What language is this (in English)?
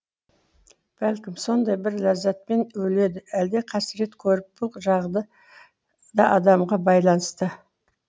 Kazakh